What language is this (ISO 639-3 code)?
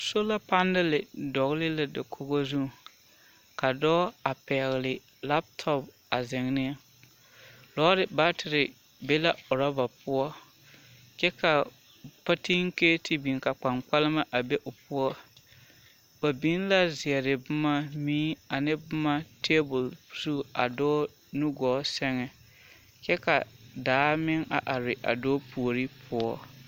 dga